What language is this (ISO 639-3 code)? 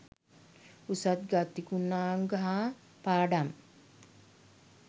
sin